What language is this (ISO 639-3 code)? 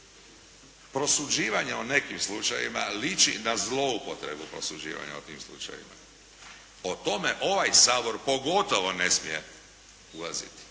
hrv